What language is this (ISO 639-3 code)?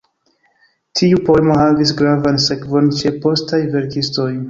epo